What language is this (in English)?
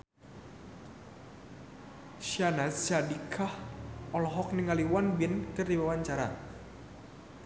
Sundanese